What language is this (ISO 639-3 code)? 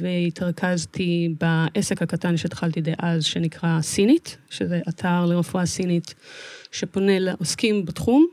heb